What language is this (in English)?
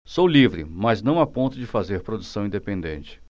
Portuguese